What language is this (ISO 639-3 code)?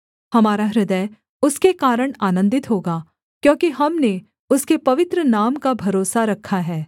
hin